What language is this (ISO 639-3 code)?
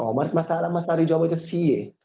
guj